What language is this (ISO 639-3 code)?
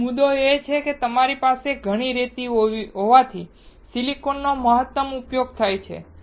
guj